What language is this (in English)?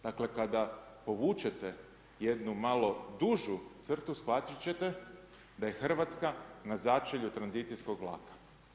Croatian